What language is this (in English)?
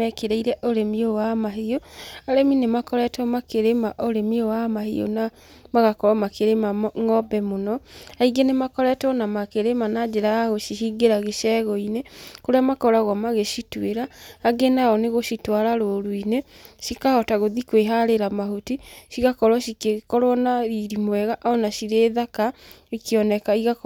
Kikuyu